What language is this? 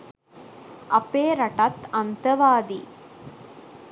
Sinhala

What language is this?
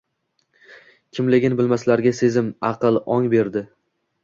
Uzbek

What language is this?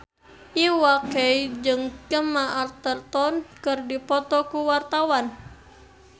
Sundanese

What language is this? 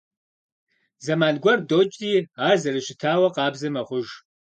Kabardian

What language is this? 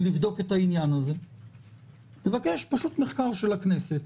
Hebrew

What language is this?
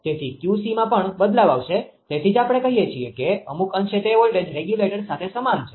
Gujarati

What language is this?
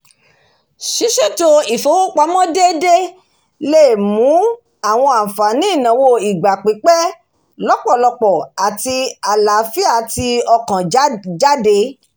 Yoruba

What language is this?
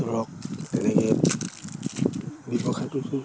Assamese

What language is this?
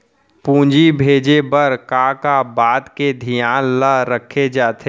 Chhattisgarhi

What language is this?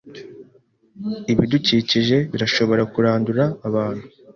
Kinyarwanda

